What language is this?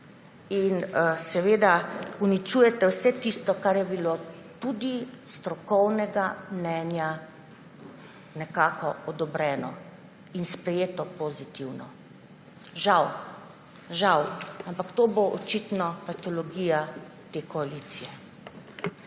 Slovenian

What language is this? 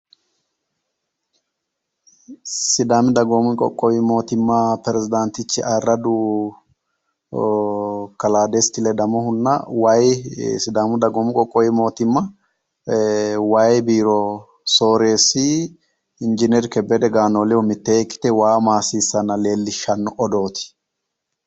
Sidamo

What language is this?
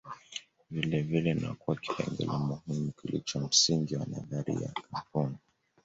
Swahili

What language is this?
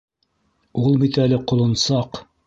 Bashkir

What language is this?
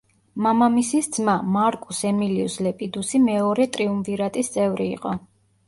Georgian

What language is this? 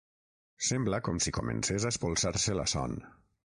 Catalan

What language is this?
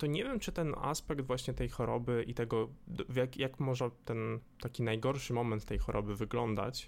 Polish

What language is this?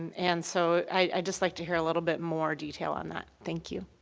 English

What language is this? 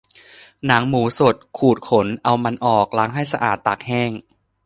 Thai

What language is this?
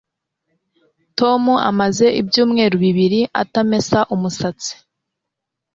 Kinyarwanda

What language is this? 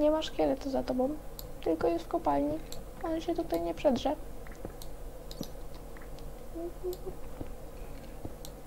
Polish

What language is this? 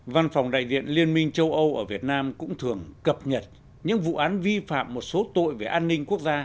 Vietnamese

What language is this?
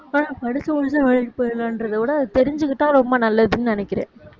Tamil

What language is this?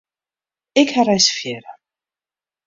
Western Frisian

